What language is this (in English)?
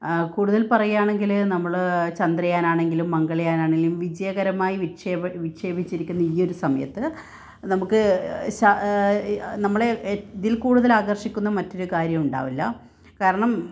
Malayalam